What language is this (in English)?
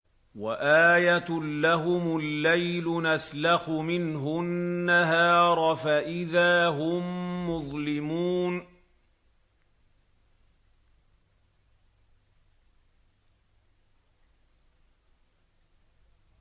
Arabic